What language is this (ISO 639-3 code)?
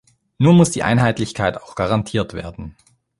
deu